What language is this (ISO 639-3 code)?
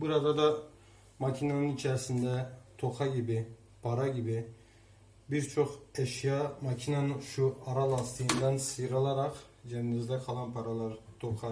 tur